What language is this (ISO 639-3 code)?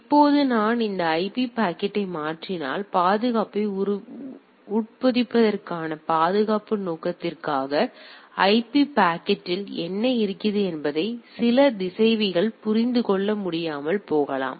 tam